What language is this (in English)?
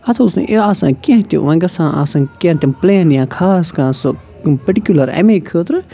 Kashmiri